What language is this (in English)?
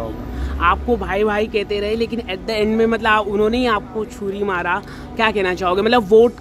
Hindi